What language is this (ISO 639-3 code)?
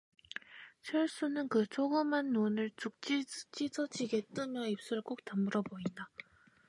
kor